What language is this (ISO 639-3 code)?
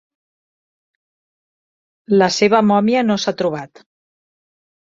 cat